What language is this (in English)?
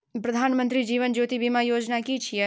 Maithili